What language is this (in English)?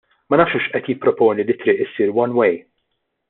Maltese